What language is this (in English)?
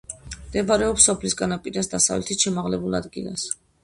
Georgian